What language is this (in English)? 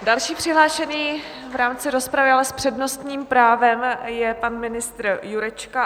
Czech